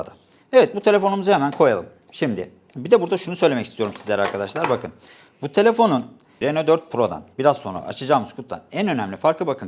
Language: Turkish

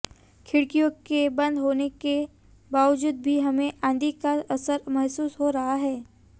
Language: Hindi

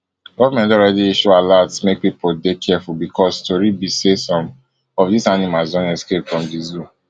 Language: Nigerian Pidgin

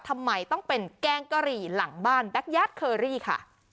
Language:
Thai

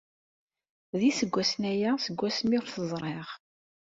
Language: Kabyle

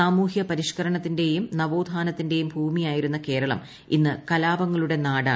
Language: Malayalam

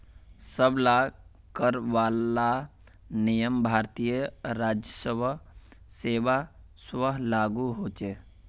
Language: Magahi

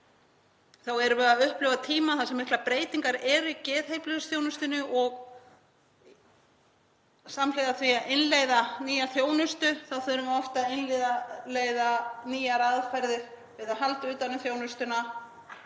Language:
Icelandic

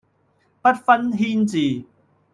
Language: Cantonese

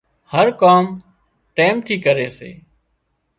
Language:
Wadiyara Koli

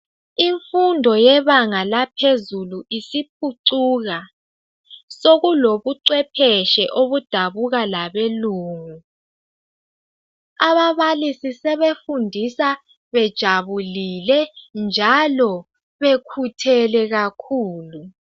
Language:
North Ndebele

